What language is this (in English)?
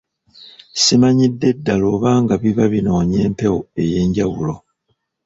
Ganda